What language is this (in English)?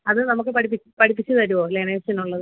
Malayalam